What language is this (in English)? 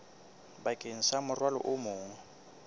Southern Sotho